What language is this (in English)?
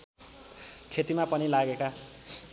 Nepali